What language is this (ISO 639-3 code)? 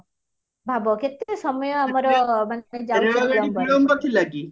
ori